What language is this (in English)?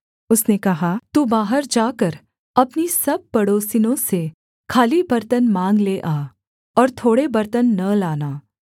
Hindi